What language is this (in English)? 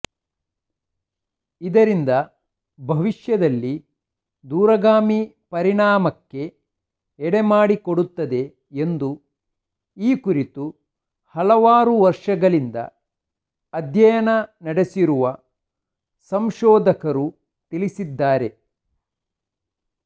Kannada